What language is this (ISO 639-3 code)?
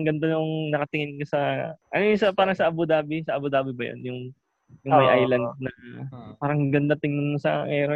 fil